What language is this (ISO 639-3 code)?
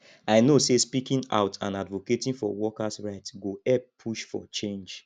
pcm